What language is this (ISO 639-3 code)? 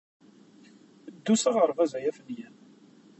kab